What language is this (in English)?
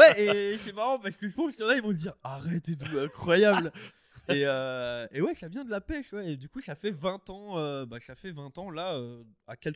French